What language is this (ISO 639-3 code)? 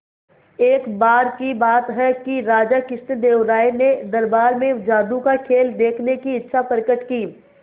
hin